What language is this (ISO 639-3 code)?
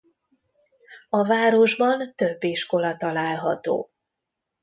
hun